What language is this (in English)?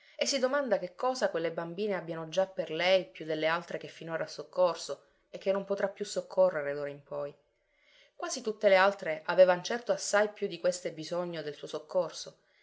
Italian